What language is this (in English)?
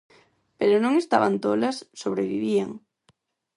Galician